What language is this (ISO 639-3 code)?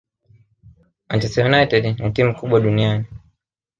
swa